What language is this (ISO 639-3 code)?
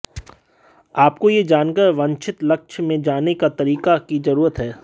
hin